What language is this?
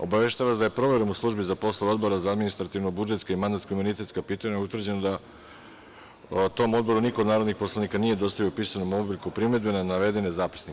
Serbian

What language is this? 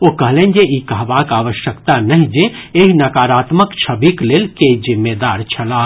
Maithili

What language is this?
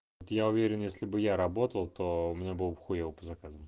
Russian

